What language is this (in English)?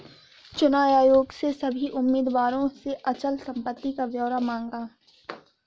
Hindi